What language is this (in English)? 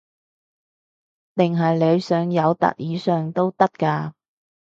Cantonese